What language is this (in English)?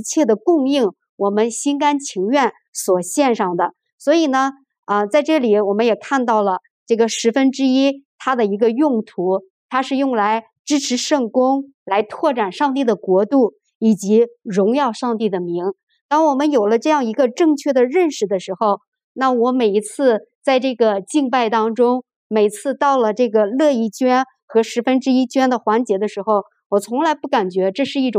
Chinese